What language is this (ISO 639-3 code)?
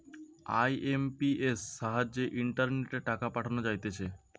ben